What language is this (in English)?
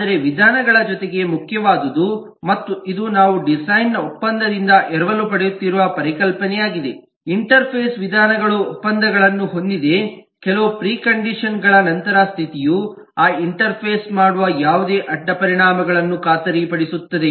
Kannada